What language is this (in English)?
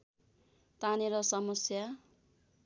Nepali